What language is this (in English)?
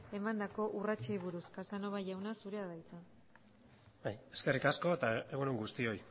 Basque